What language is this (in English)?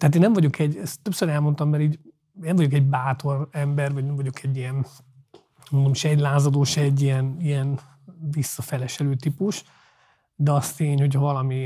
Hungarian